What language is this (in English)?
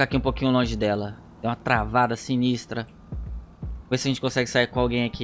Portuguese